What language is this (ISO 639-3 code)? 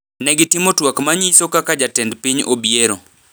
luo